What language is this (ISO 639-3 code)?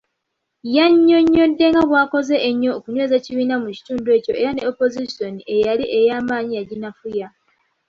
lug